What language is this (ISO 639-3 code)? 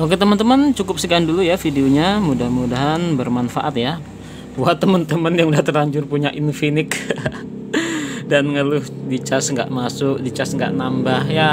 ind